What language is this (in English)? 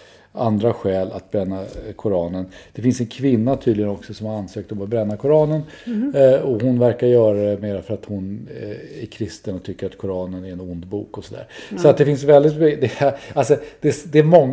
Swedish